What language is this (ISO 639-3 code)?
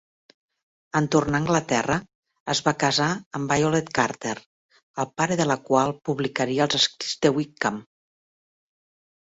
cat